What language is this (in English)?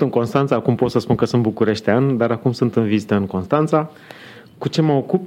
Romanian